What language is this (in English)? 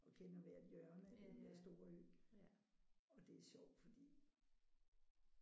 Danish